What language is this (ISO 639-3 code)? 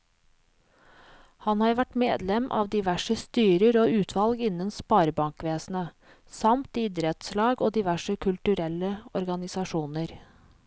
nor